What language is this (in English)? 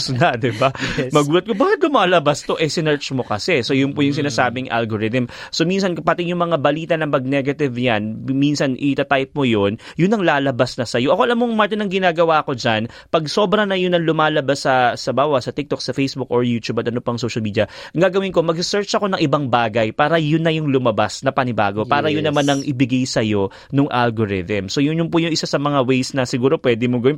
Filipino